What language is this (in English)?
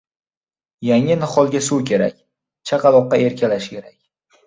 Uzbek